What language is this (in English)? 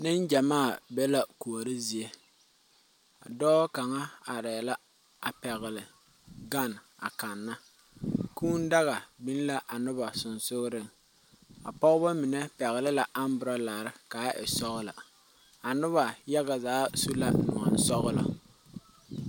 Southern Dagaare